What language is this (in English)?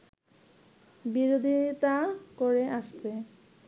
Bangla